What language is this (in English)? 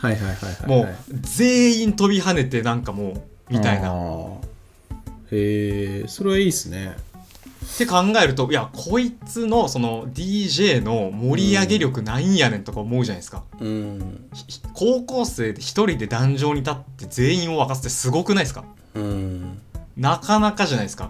Japanese